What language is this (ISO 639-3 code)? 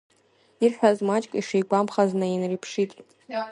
abk